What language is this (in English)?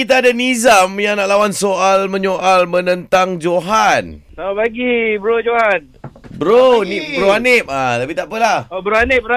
Malay